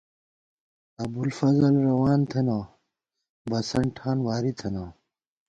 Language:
Gawar-Bati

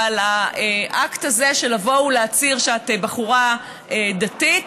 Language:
Hebrew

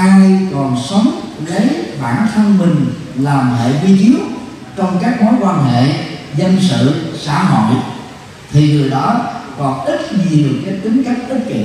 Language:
Vietnamese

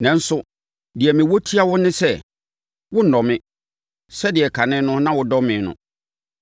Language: Akan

